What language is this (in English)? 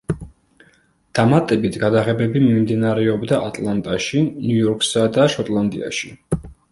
Georgian